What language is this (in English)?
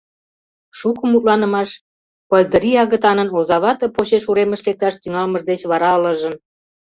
Mari